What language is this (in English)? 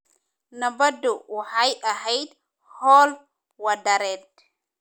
Somali